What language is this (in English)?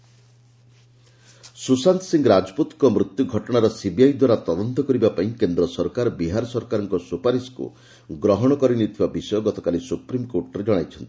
Odia